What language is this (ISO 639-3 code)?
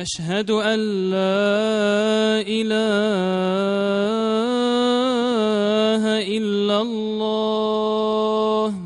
ara